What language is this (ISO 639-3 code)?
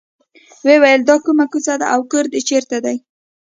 pus